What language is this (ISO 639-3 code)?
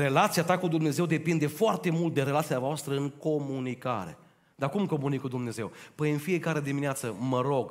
ron